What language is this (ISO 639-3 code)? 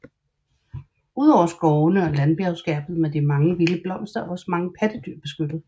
dan